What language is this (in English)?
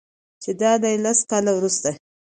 Pashto